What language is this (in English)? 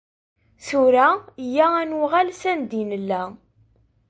Kabyle